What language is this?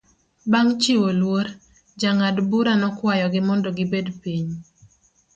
Luo (Kenya and Tanzania)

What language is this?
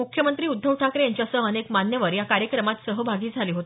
Marathi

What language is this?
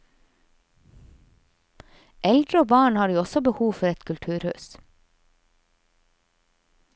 Norwegian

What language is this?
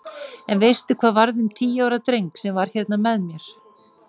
Icelandic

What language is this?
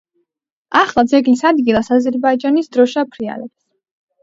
Georgian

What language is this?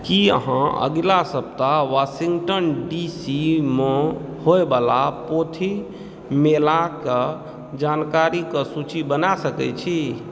Maithili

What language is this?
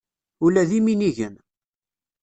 Kabyle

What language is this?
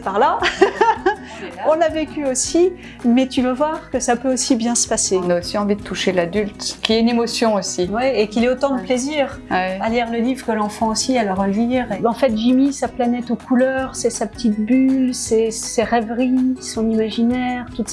French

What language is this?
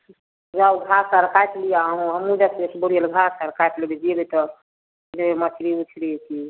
Maithili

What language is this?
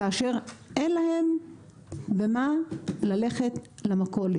Hebrew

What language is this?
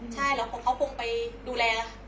Thai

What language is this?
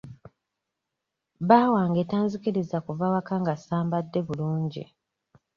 Ganda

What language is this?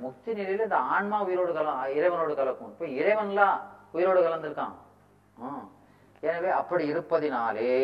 Tamil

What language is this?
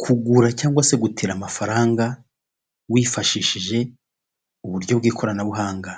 Kinyarwanda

